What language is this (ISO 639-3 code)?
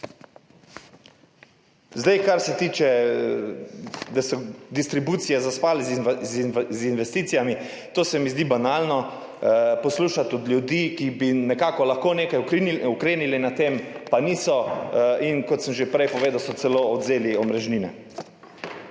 slv